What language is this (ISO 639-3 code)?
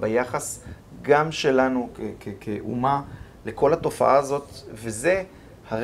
heb